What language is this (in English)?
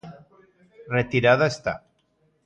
Galician